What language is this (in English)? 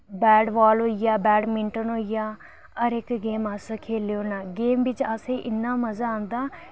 Dogri